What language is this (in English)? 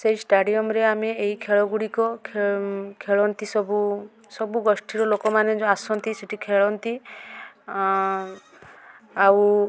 Odia